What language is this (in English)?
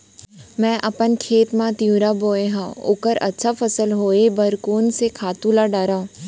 Chhattisgarhi